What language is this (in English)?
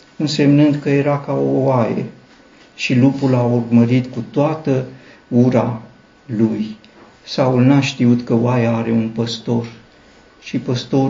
Romanian